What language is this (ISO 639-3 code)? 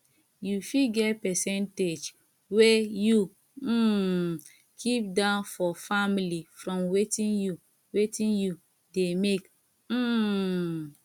pcm